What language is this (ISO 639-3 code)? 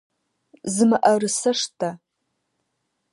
ady